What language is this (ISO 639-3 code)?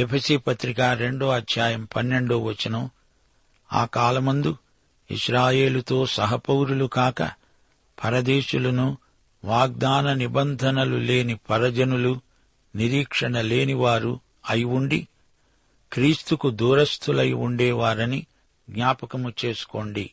tel